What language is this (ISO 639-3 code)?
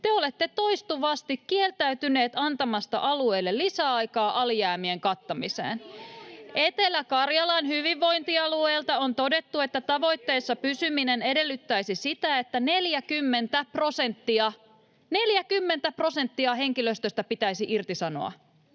fin